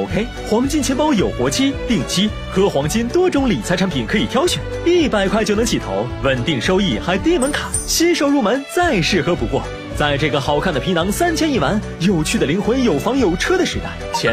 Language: Chinese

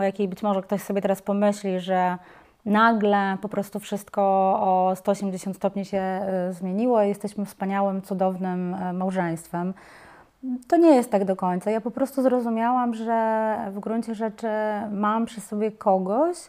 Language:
Polish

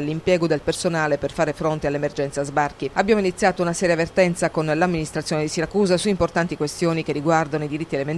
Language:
Italian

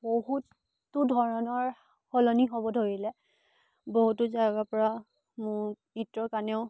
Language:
Assamese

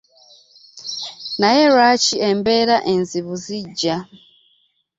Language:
Ganda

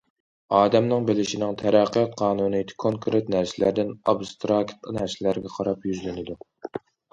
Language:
Uyghur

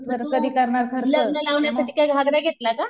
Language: Marathi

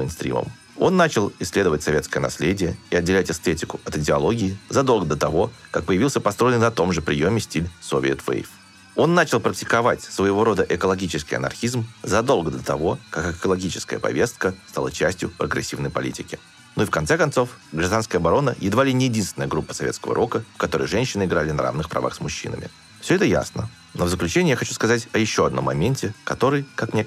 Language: Russian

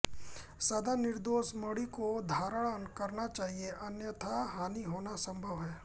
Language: Hindi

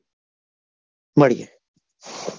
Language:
Gujarati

